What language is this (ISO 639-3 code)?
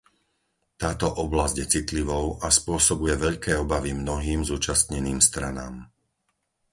slk